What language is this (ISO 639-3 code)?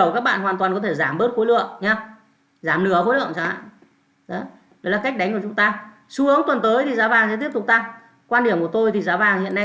vie